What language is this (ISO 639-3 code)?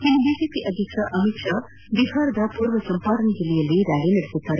kan